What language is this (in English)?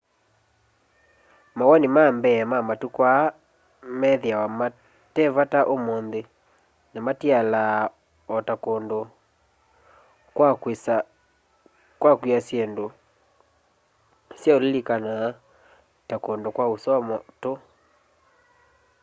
Kamba